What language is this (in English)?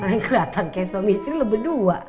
Indonesian